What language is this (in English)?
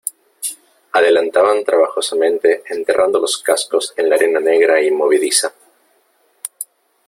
Spanish